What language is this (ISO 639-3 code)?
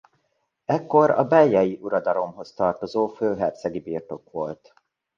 hun